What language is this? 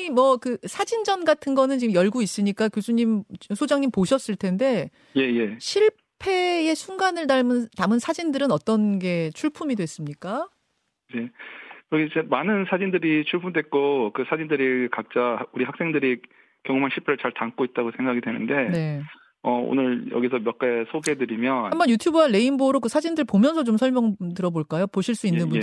Korean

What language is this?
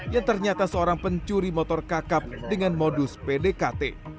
Indonesian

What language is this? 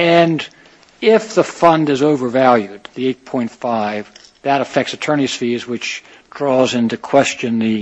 English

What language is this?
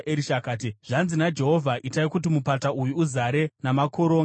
Shona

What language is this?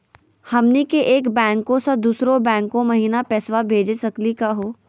Magahi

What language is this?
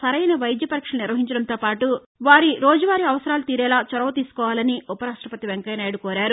Telugu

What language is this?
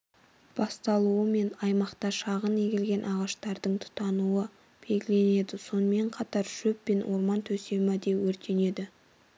Kazakh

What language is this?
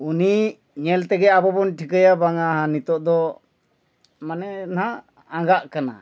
Santali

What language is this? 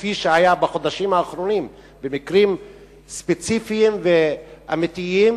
Hebrew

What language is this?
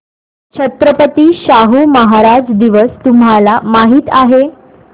Marathi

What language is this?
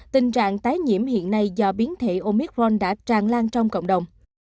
Vietnamese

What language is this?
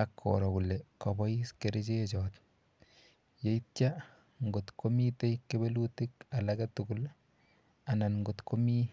Kalenjin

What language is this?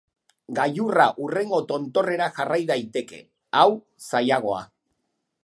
Basque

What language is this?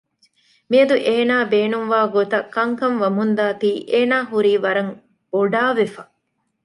Divehi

